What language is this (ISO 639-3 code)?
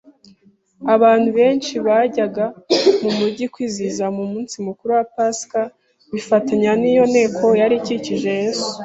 kin